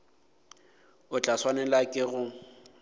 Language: Northern Sotho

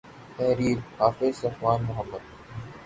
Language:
Urdu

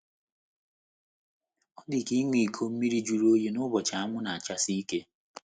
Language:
Igbo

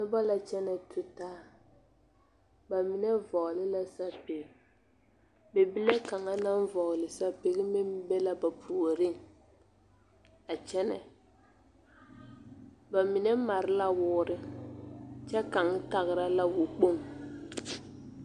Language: Southern Dagaare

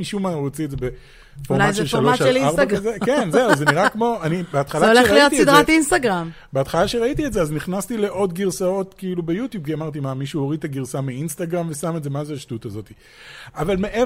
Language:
Hebrew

